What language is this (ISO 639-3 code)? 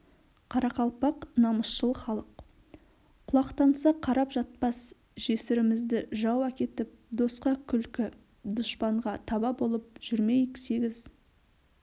kaz